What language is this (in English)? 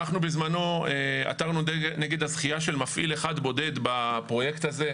Hebrew